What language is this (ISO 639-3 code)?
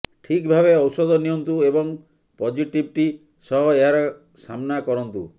ori